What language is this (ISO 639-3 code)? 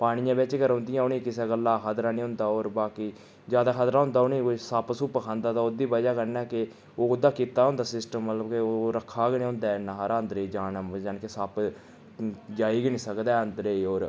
doi